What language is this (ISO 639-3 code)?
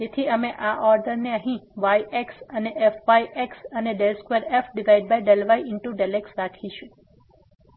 guj